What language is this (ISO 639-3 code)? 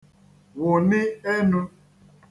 ibo